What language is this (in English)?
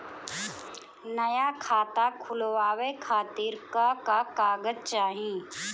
Bhojpuri